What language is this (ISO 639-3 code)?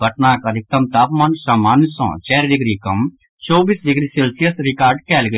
mai